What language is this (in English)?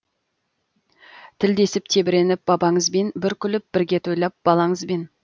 Kazakh